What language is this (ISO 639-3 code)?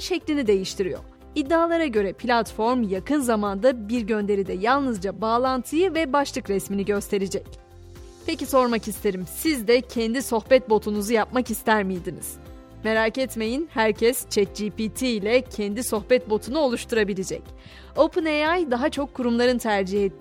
tur